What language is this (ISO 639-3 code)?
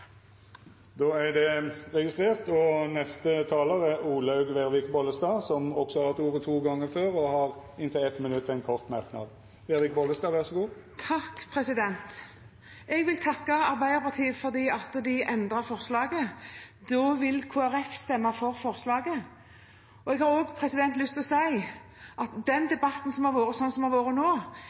nor